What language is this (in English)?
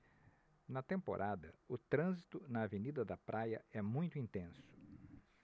Portuguese